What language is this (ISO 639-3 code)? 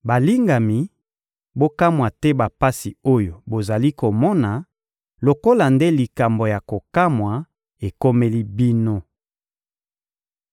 lin